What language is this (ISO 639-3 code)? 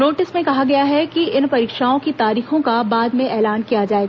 hin